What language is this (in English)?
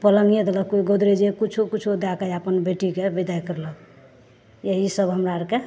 Maithili